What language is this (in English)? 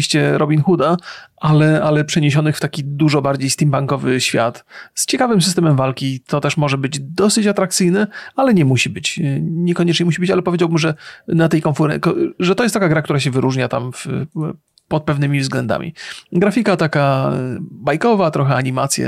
Polish